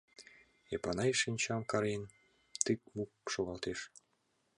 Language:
Mari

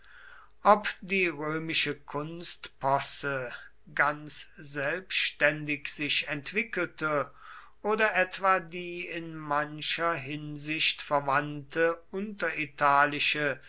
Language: German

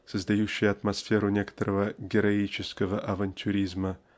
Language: Russian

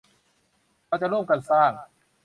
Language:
Thai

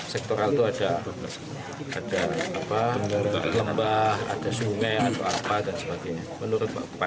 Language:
Indonesian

